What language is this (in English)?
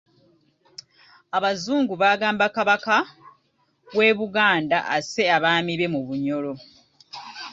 Ganda